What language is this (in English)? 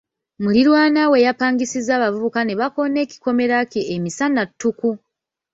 Ganda